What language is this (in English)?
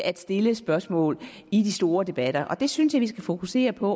Danish